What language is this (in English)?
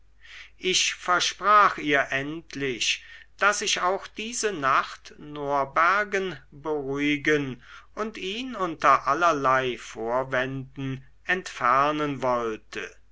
German